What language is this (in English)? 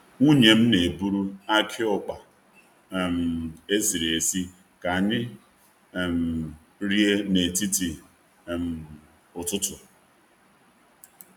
Igbo